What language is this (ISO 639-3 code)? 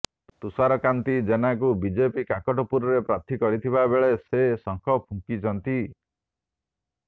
ori